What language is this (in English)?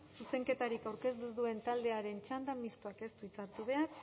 Basque